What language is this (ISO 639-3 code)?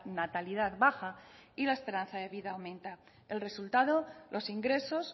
spa